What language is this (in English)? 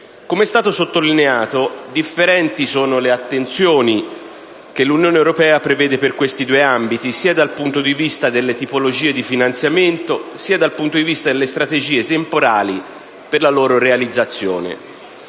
Italian